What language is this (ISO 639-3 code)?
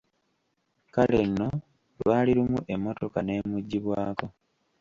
lug